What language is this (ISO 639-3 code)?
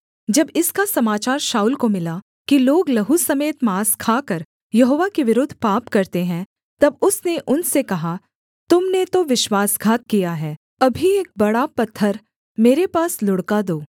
hin